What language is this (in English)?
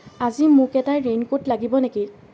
Assamese